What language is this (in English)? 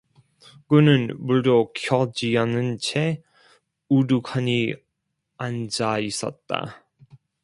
Korean